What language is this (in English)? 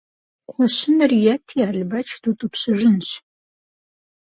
Kabardian